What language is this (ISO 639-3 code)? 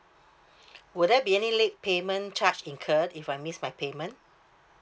eng